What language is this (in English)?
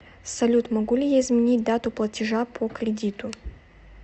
Russian